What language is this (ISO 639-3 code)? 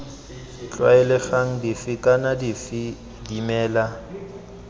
tsn